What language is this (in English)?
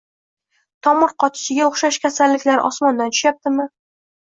Uzbek